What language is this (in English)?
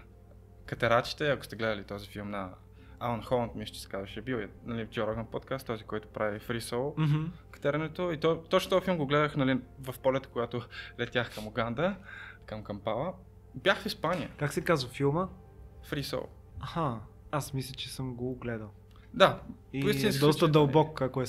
Bulgarian